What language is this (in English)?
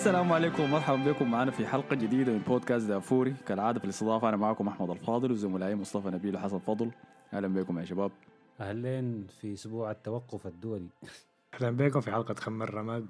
Arabic